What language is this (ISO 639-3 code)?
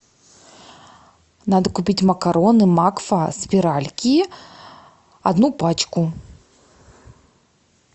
rus